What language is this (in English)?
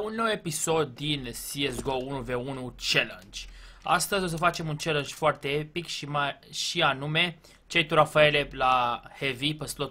Romanian